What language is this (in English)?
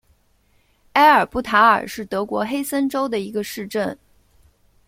Chinese